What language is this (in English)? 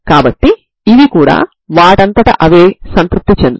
Telugu